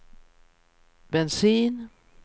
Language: Swedish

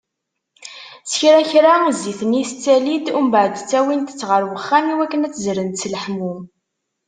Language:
Kabyle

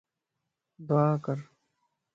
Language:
Lasi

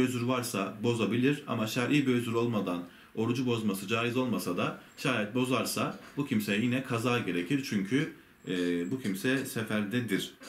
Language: Turkish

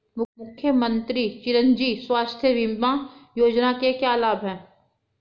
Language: Hindi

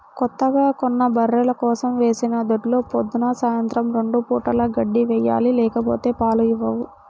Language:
Telugu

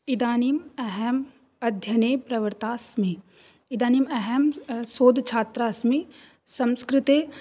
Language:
Sanskrit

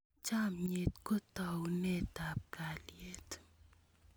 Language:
Kalenjin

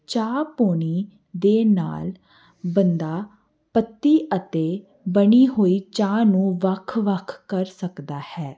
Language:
Punjabi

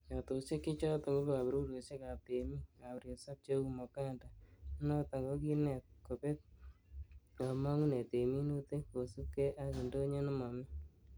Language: Kalenjin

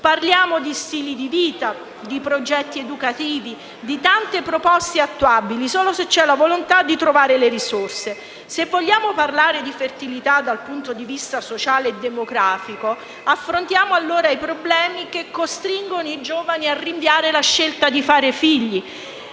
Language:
Italian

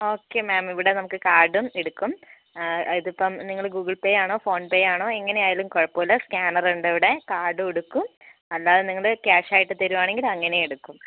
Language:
Malayalam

